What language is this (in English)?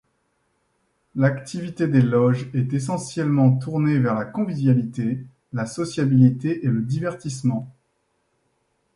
French